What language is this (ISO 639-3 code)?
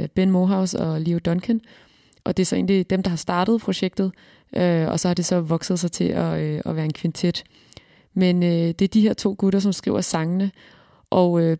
dan